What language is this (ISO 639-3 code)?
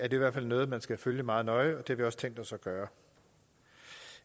dan